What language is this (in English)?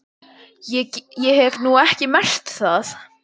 Icelandic